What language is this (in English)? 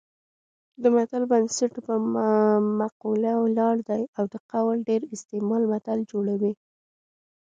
Pashto